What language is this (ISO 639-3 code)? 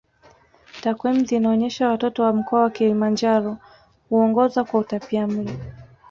swa